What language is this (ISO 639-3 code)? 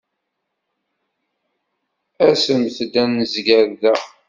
kab